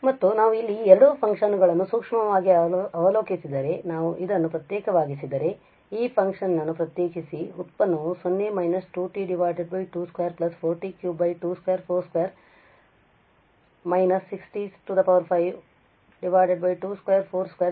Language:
Kannada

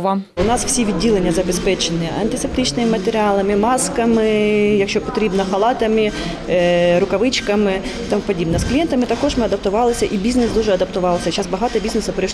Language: Ukrainian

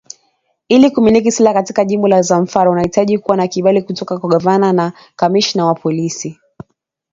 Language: Swahili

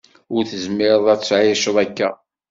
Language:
Kabyle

